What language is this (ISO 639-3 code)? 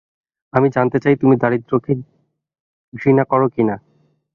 ben